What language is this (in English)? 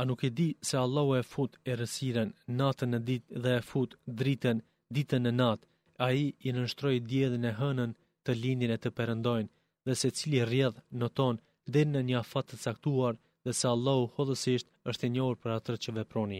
Greek